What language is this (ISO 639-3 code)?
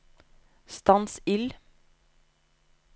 nor